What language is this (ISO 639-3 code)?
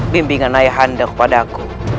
ind